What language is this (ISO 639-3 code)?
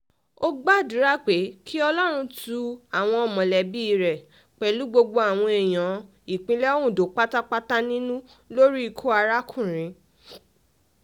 yor